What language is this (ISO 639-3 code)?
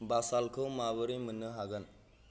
brx